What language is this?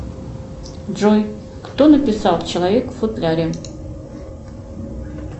Russian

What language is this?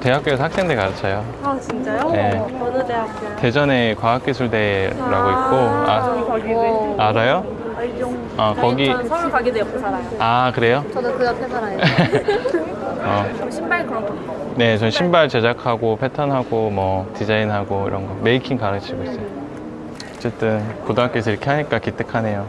Korean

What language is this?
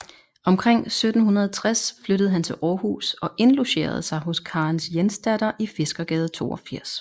Danish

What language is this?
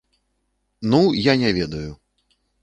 Belarusian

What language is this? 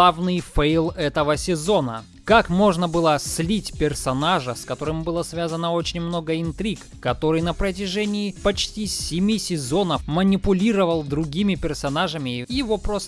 Russian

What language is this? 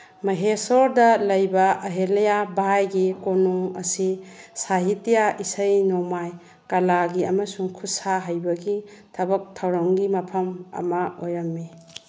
Manipuri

